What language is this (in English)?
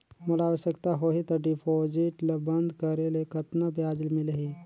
Chhattisgarhi